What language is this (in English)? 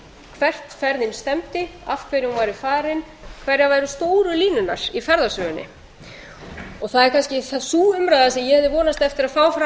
Icelandic